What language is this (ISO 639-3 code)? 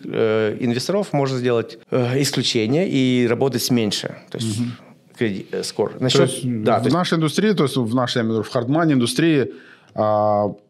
rus